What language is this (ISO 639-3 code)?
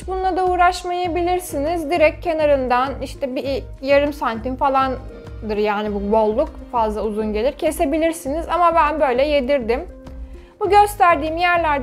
tur